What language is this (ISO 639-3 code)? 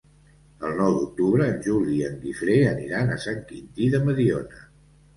cat